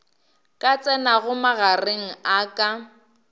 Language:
Northern Sotho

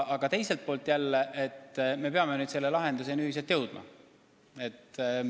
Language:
Estonian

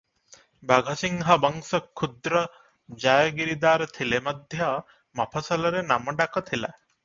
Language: Odia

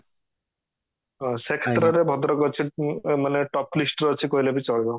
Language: Odia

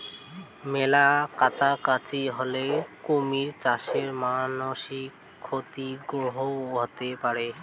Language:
Bangla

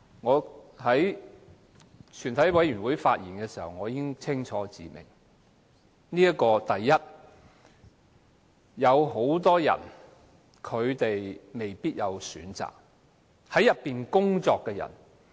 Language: Cantonese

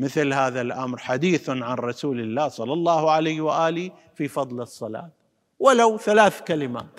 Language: Arabic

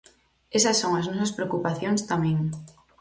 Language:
Galician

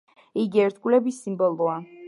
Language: Georgian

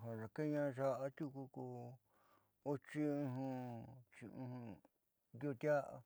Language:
Southeastern Nochixtlán Mixtec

